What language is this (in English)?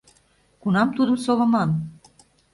Mari